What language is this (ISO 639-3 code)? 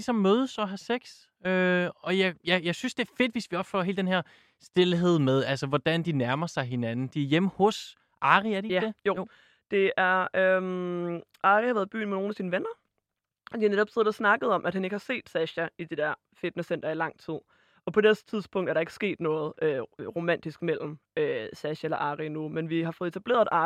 dan